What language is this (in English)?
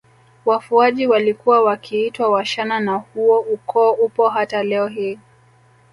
Swahili